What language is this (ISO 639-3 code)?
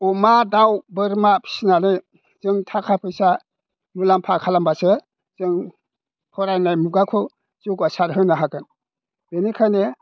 brx